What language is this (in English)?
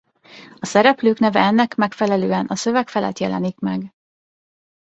Hungarian